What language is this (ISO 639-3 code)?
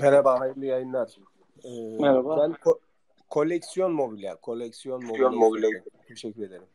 tur